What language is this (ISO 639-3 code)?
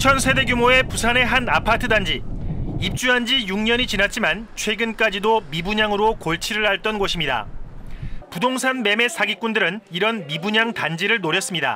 kor